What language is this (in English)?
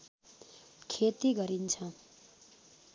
Nepali